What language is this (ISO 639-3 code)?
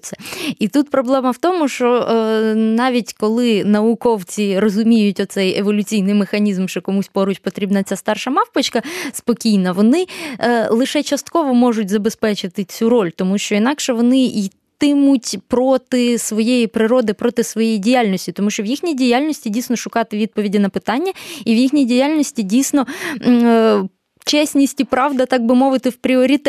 ukr